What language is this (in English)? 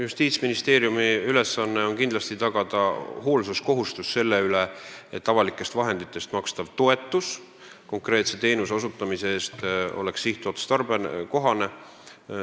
Estonian